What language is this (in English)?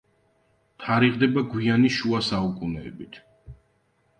Georgian